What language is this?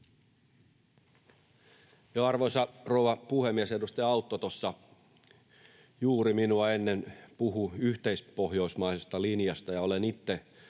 Finnish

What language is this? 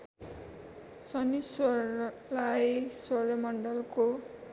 Nepali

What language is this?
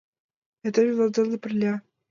Mari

